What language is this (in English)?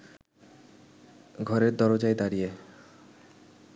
Bangla